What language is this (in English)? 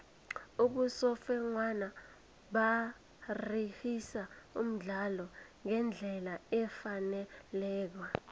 South Ndebele